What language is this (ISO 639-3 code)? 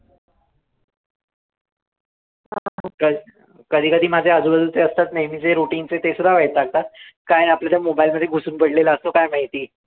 mar